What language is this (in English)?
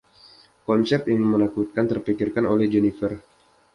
Indonesian